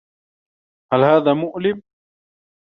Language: Arabic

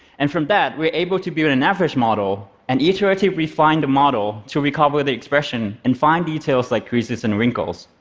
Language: English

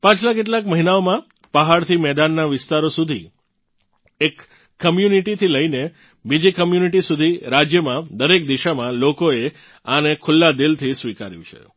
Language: Gujarati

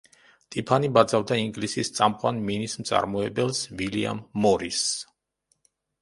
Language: Georgian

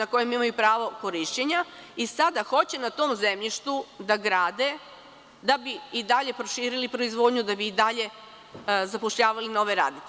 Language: Serbian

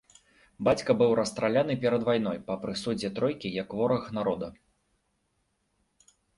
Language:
Belarusian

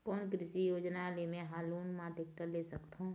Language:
Chhattisgarhi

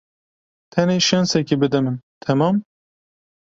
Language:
Kurdish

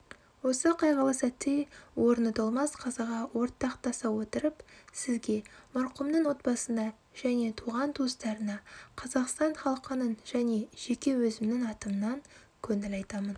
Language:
Kazakh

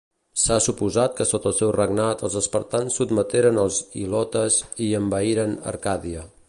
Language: Catalan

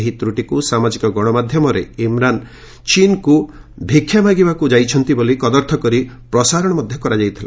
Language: Odia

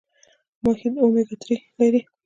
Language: Pashto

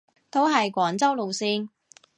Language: Cantonese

